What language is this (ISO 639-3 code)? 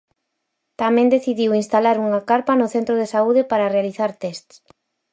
glg